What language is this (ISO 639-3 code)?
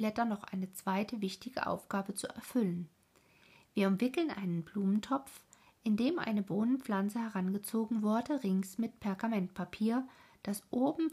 deu